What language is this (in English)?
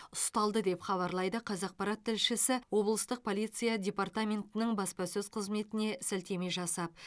Kazakh